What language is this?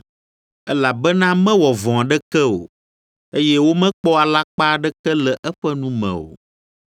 Ewe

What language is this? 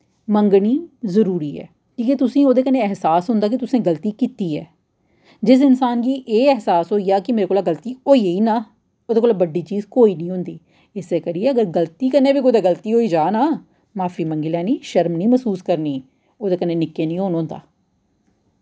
Dogri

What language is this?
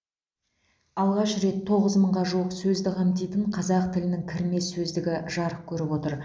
Kazakh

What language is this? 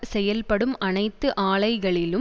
Tamil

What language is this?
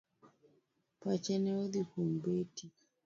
Luo (Kenya and Tanzania)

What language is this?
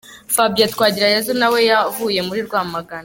Kinyarwanda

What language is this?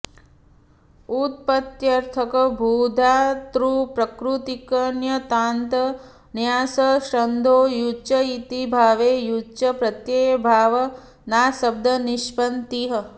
Sanskrit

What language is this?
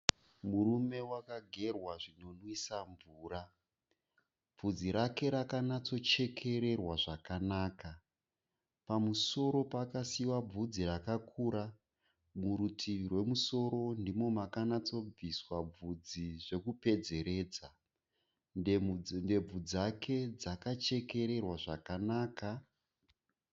Shona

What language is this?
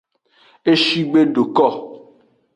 Aja (Benin)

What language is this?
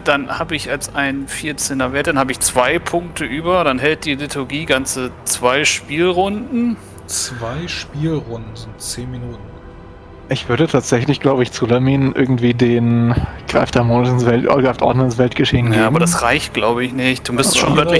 German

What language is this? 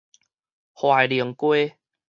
Min Nan Chinese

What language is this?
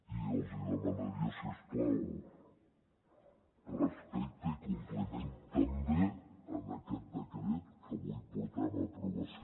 Catalan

